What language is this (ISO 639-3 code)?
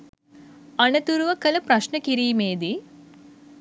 sin